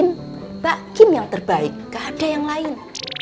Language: Indonesian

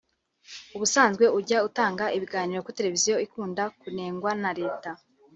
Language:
Kinyarwanda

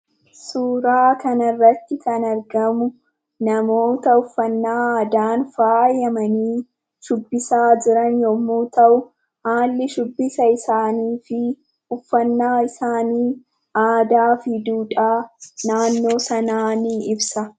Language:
Oromo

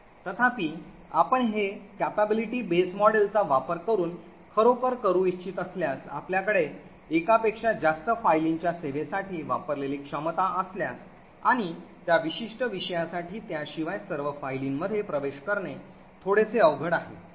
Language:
Marathi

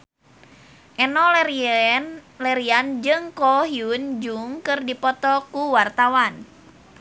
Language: Sundanese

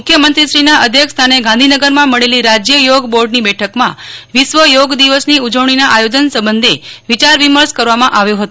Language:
Gujarati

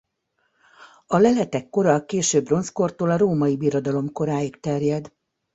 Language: Hungarian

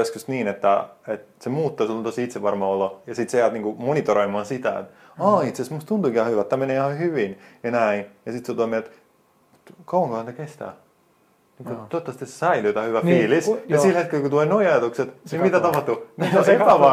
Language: Finnish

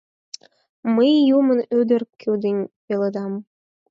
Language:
Mari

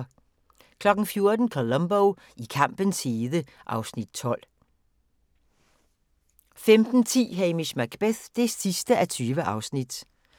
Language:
Danish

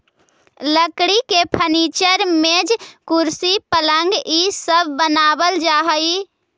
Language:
Magahi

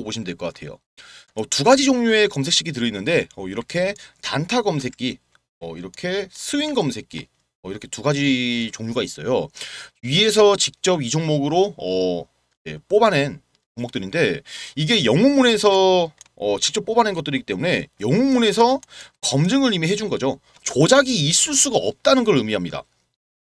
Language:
Korean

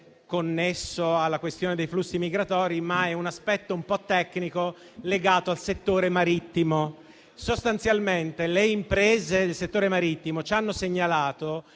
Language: Italian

